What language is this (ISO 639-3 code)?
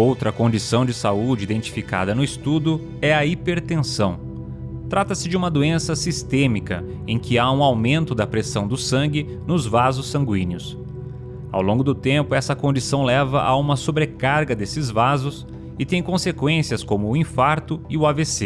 por